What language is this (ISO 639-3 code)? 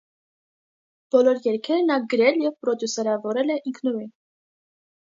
hye